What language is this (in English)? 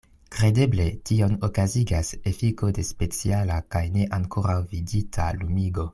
Esperanto